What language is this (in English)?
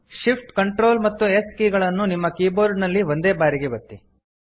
Kannada